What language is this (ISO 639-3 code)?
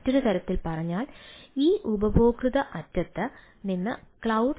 mal